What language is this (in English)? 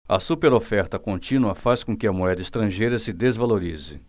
Portuguese